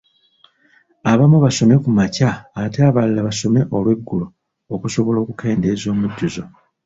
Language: Ganda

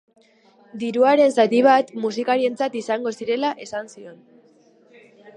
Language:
Basque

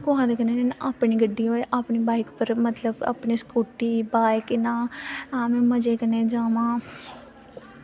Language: Dogri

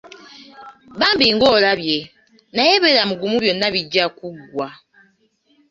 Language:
Ganda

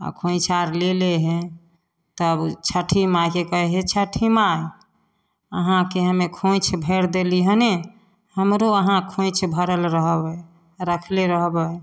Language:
Maithili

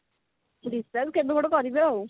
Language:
Odia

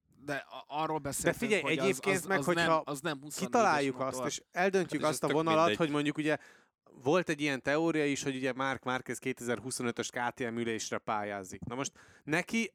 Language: Hungarian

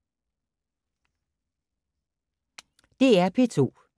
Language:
Danish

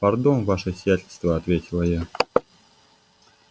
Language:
Russian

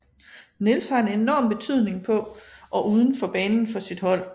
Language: Danish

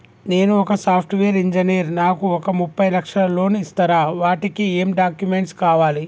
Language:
Telugu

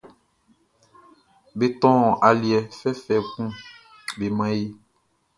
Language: Baoulé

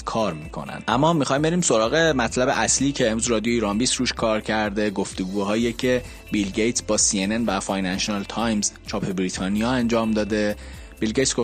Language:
Persian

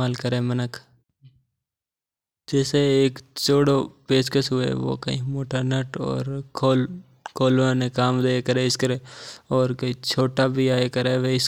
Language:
Mewari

